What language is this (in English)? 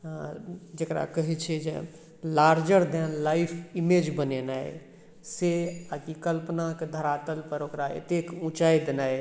Maithili